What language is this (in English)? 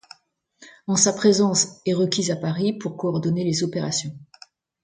French